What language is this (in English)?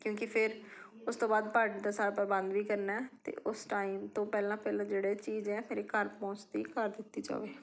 Punjabi